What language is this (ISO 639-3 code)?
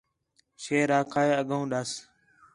xhe